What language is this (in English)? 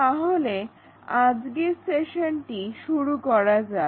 Bangla